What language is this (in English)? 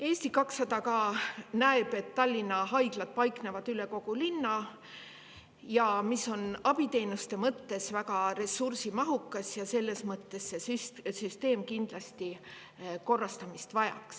Estonian